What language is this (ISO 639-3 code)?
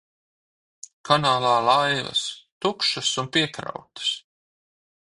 lav